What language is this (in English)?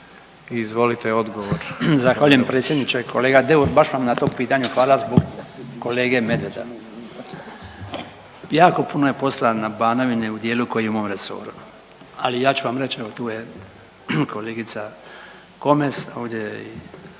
Croatian